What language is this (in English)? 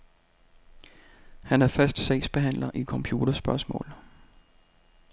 Danish